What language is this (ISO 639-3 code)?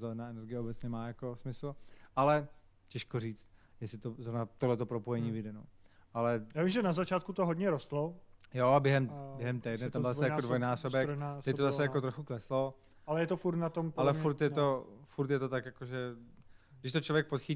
ces